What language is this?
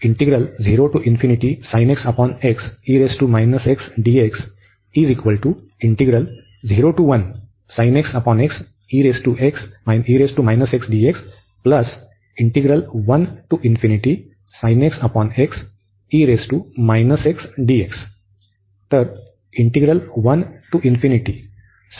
Marathi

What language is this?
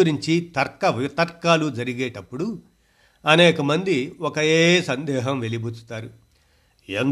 Telugu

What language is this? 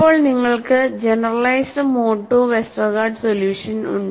Malayalam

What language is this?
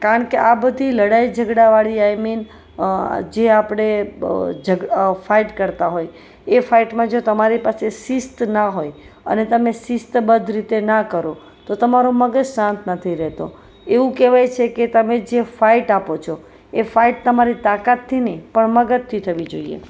Gujarati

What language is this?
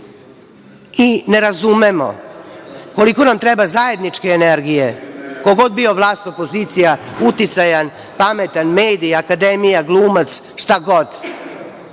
Serbian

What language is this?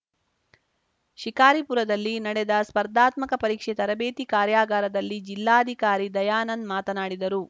Kannada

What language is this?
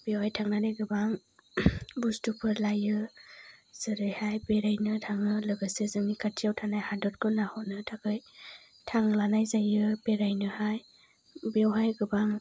Bodo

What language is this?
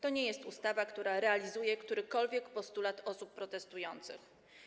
Polish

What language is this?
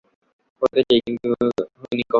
Bangla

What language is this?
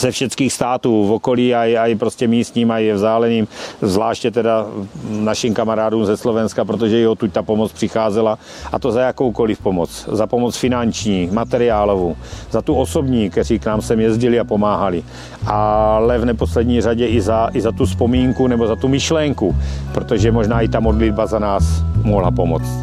Slovak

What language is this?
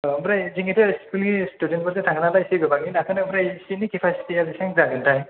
Bodo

